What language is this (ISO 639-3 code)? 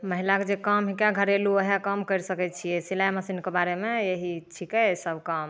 mai